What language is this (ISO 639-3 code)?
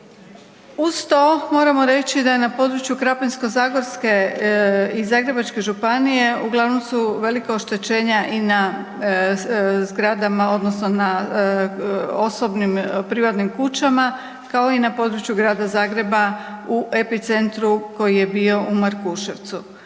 hrv